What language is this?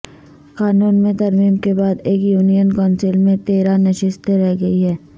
Urdu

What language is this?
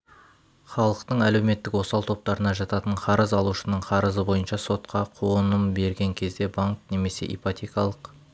Kazakh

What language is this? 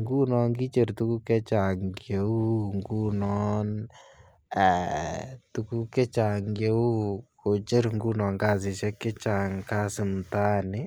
Kalenjin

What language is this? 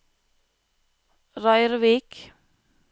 Norwegian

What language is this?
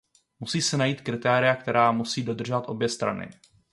Czech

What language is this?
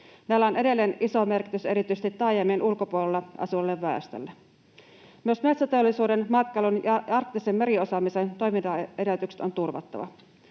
Finnish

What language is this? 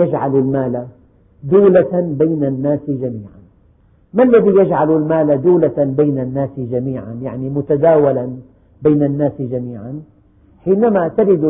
Arabic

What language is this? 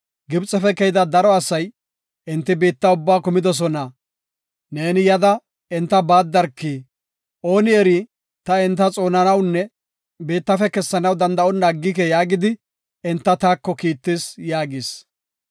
Gofa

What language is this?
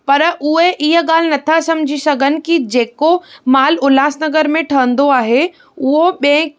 Sindhi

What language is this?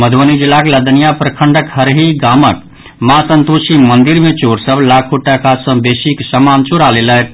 Maithili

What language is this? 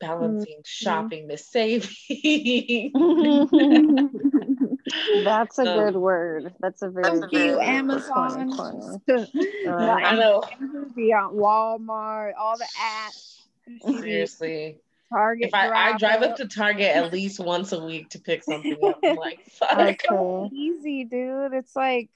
English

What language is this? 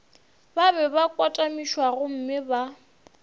Northern Sotho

